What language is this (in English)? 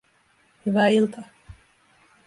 Finnish